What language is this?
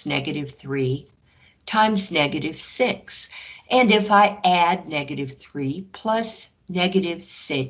English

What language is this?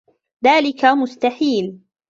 Arabic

